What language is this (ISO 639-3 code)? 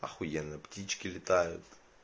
rus